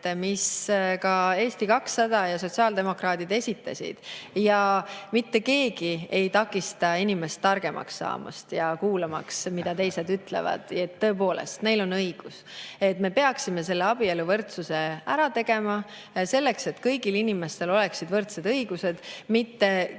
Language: Estonian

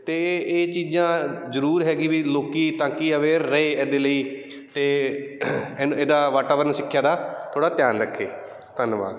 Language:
Punjabi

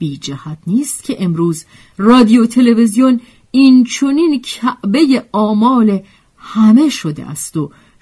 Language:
Persian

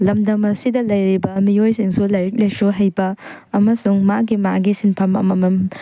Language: Manipuri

